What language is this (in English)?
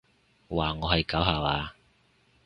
Cantonese